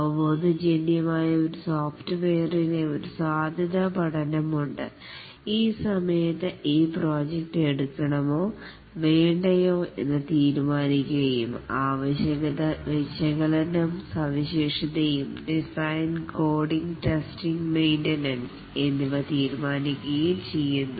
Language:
Malayalam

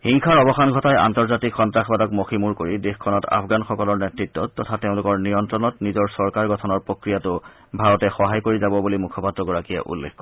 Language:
Assamese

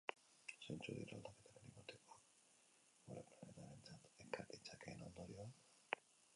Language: Basque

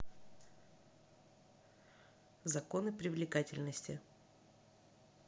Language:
Russian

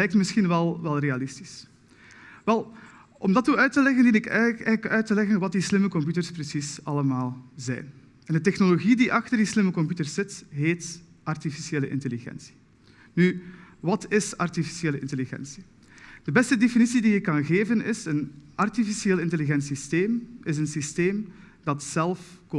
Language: Dutch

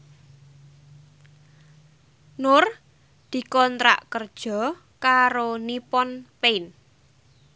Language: Javanese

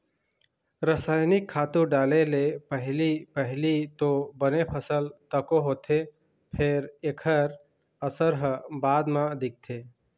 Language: Chhattisgarhi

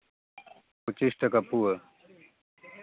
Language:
Santali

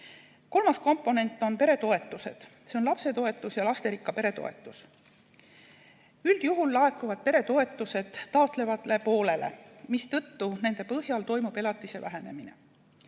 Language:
Estonian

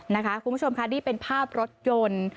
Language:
Thai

